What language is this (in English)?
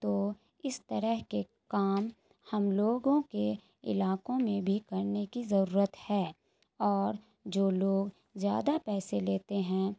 Urdu